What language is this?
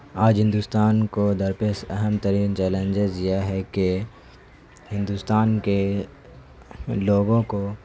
Urdu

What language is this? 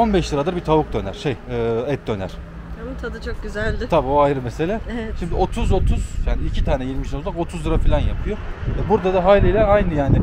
Turkish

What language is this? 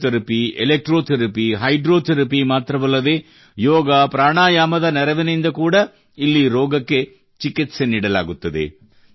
Kannada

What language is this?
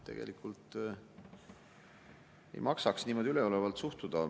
Estonian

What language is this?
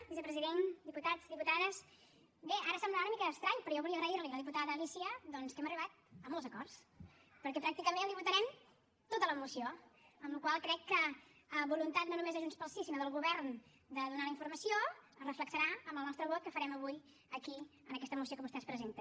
Catalan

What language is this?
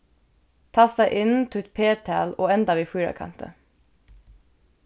Faroese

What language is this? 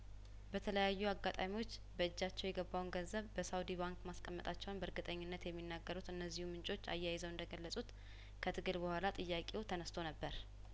Amharic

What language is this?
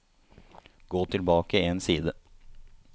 Norwegian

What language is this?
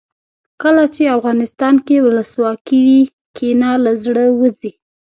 Pashto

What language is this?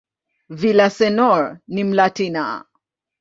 Swahili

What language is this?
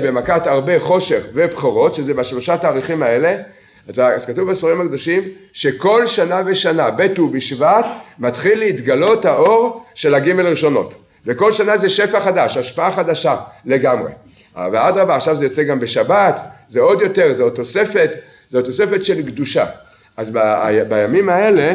Hebrew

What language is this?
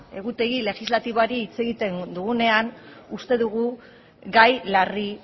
Basque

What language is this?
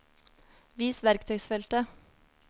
Norwegian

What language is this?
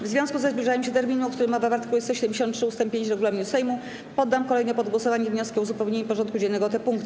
Polish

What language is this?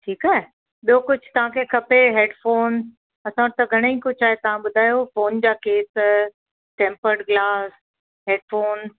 Sindhi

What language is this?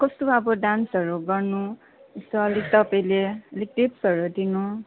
Nepali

